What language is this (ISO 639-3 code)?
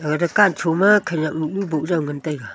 nnp